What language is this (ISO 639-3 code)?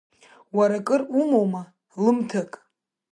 abk